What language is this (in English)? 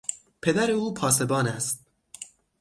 Persian